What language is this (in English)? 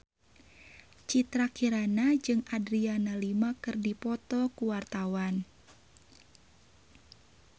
Sundanese